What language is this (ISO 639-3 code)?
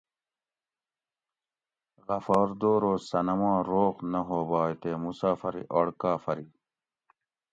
gwc